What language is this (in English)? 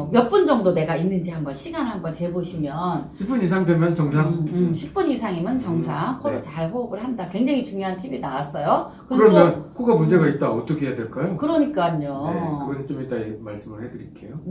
Korean